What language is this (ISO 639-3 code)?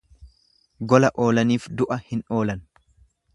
orm